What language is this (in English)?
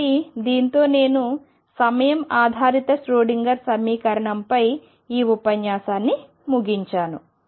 Telugu